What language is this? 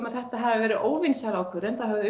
Icelandic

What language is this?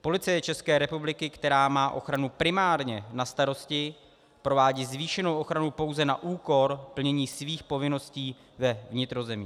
Czech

